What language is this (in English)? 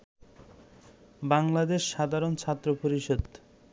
Bangla